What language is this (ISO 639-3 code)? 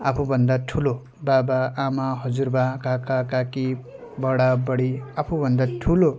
nep